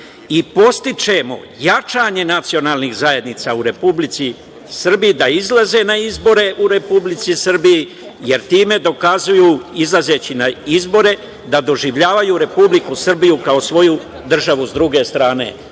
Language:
Serbian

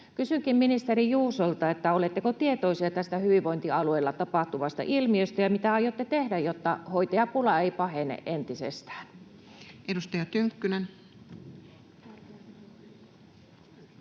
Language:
Finnish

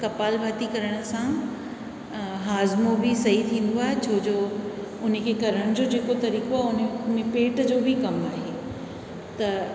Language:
Sindhi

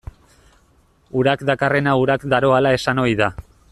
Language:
Basque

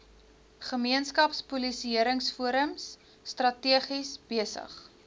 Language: Afrikaans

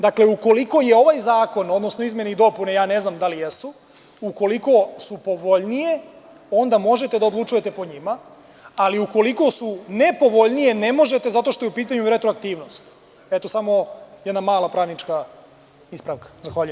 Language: Serbian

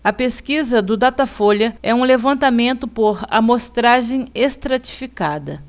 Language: Portuguese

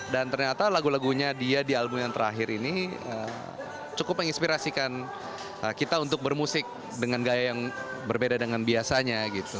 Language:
Indonesian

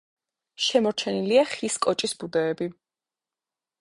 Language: Georgian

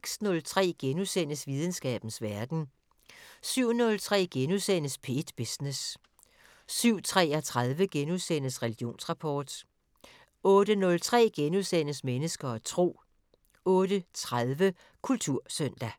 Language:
Danish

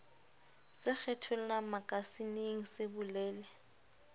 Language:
Southern Sotho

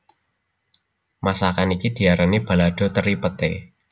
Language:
Javanese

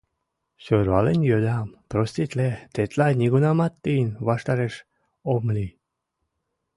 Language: Mari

